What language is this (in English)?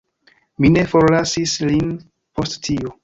Esperanto